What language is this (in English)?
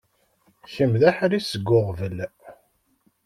Kabyle